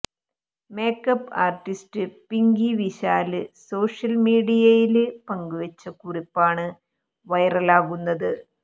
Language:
Malayalam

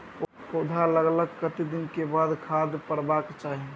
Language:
Maithili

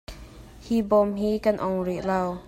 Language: Hakha Chin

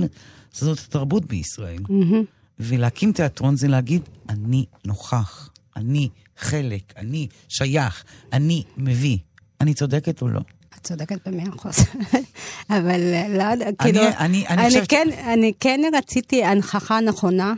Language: Hebrew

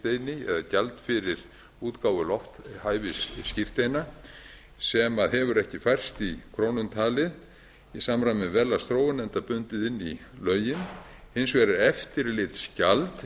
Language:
Icelandic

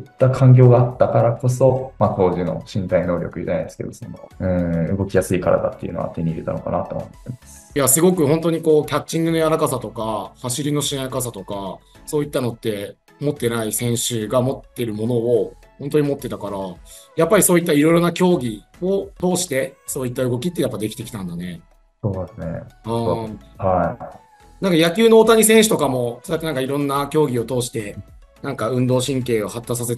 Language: Japanese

